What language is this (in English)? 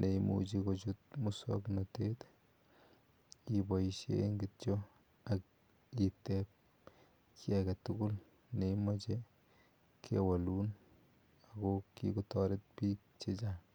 Kalenjin